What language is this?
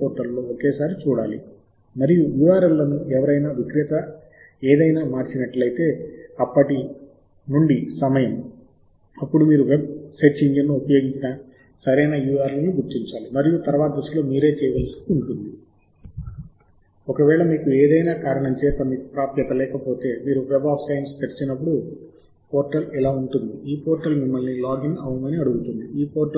Telugu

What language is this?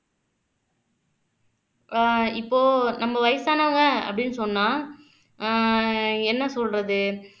Tamil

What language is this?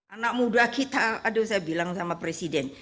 Indonesian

